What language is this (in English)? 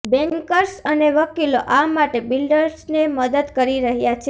Gujarati